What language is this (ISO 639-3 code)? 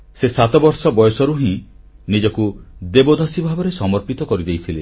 ori